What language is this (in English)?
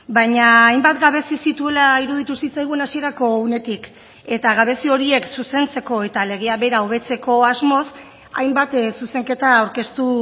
Basque